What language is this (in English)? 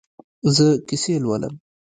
Pashto